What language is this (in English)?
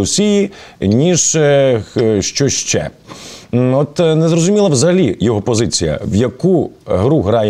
Ukrainian